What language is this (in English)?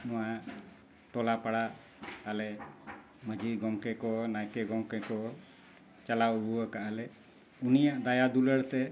Santali